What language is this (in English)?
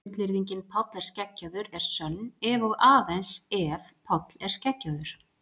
Icelandic